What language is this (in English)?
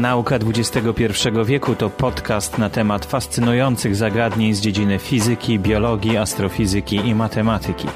Polish